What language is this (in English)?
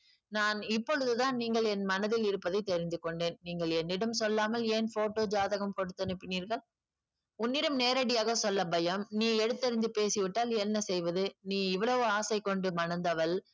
Tamil